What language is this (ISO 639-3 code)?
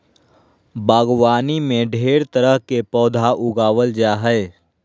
mag